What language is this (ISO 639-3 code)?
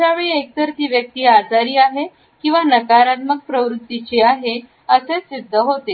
mar